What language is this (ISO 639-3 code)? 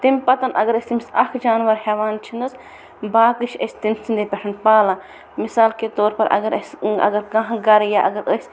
kas